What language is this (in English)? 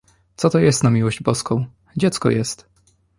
Polish